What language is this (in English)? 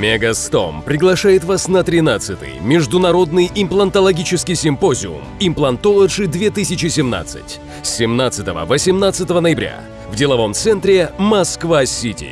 Russian